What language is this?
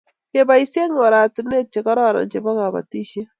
Kalenjin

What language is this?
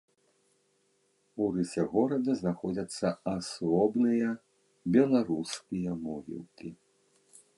Belarusian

